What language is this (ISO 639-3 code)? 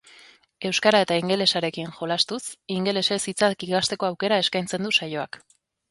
eus